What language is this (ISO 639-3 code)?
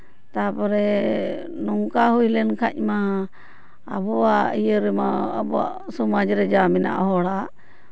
sat